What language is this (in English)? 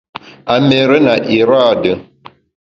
Bamun